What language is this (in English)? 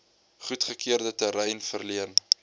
Afrikaans